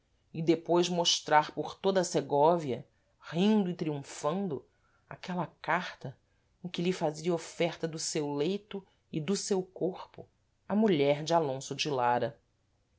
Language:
Portuguese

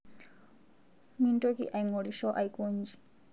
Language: Masai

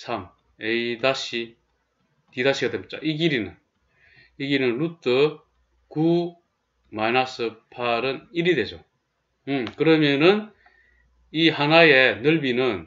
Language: Korean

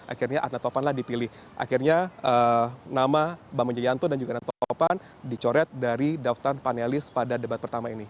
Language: Indonesian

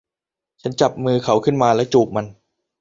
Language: Thai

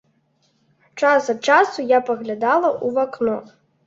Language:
Belarusian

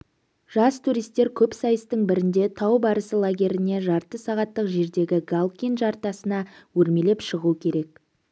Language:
Kazakh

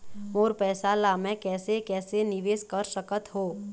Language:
Chhattisgarhi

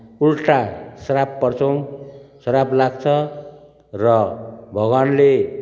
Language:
Nepali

